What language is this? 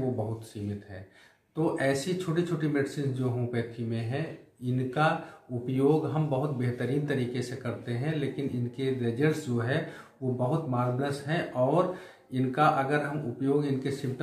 Hindi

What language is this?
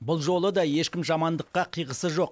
Kazakh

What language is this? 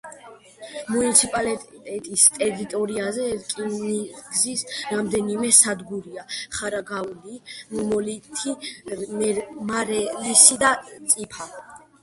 Georgian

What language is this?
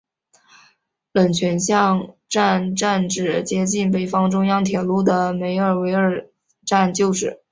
Chinese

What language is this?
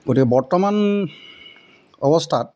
Assamese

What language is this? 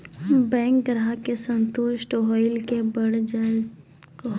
Maithili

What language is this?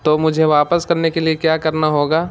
Urdu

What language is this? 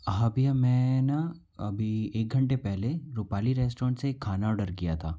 Hindi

